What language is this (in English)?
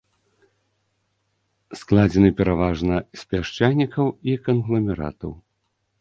Belarusian